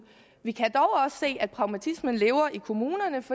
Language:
Danish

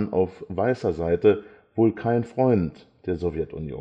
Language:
German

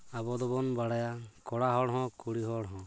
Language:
Santali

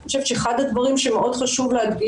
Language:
Hebrew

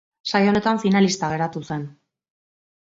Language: Basque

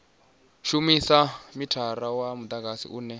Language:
Venda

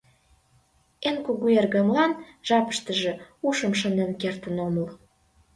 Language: Mari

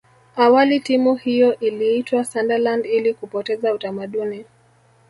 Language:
Swahili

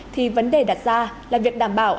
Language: Vietnamese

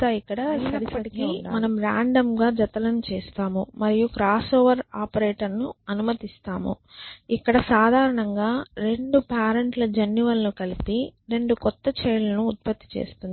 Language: Telugu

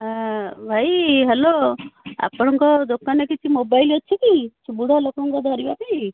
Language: Odia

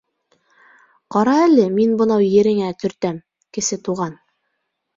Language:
Bashkir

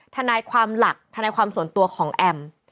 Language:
Thai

